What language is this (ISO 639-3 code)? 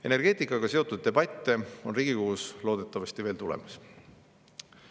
est